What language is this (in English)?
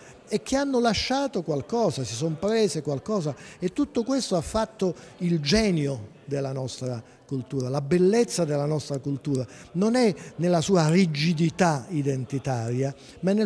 Italian